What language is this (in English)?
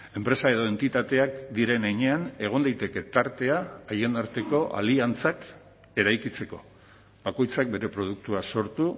Basque